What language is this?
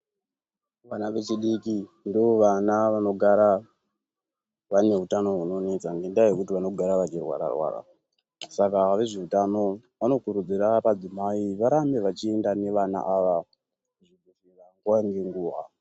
Ndau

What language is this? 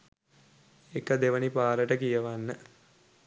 Sinhala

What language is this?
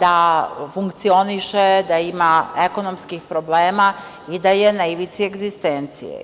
Serbian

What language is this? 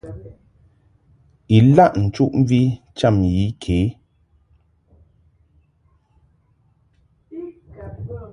Mungaka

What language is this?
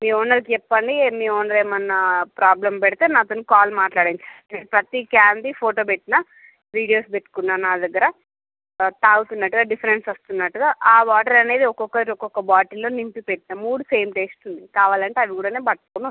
Telugu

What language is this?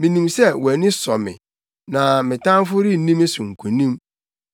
Akan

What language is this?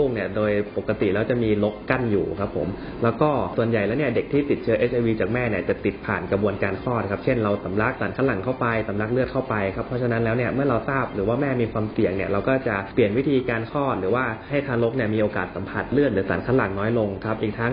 Thai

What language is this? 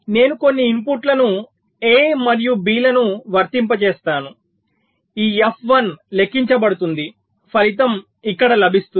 Telugu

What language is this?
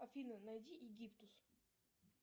Russian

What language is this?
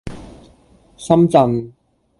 Cantonese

